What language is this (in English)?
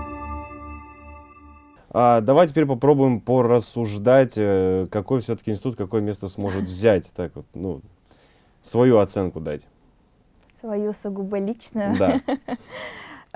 Russian